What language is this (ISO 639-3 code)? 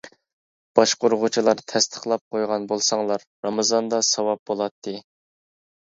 uig